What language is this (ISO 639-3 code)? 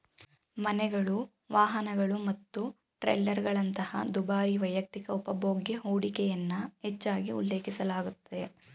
kan